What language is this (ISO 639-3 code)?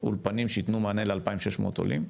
heb